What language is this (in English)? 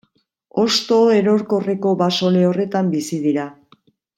Basque